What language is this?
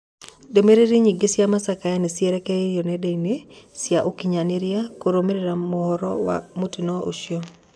Kikuyu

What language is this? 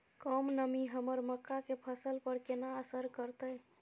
Maithili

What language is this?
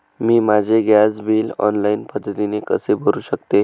Marathi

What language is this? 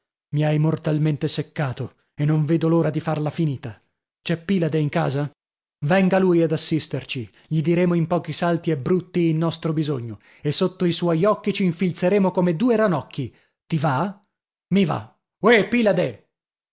Italian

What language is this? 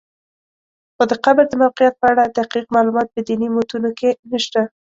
Pashto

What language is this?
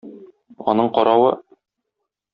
Tatar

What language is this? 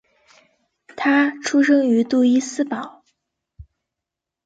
Chinese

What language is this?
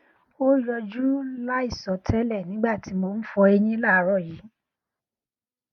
Yoruba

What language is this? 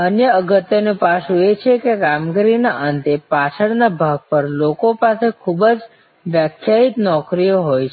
Gujarati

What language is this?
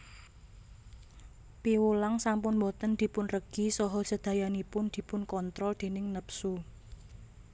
Javanese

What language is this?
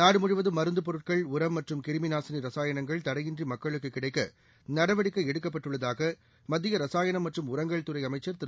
Tamil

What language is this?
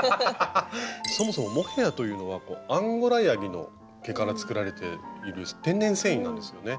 Japanese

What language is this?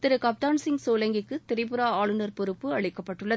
Tamil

